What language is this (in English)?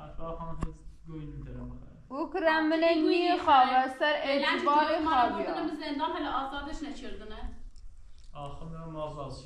Persian